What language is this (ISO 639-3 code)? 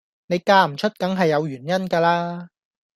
yue